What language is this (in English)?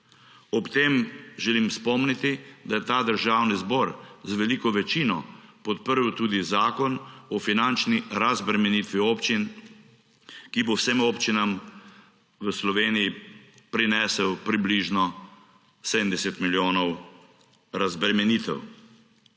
Slovenian